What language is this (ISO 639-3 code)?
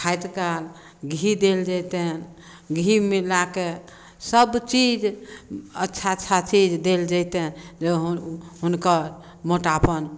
mai